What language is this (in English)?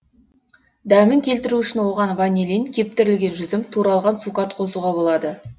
Kazakh